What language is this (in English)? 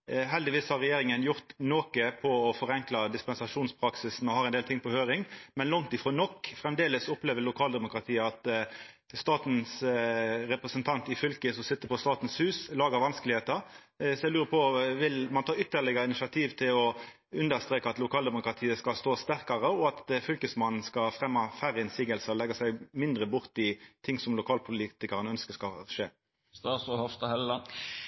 Norwegian Nynorsk